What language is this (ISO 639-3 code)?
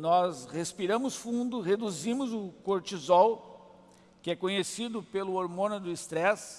por